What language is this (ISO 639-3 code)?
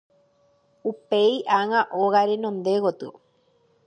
grn